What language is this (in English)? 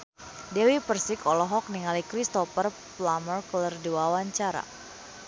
Sundanese